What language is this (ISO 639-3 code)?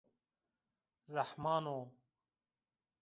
zza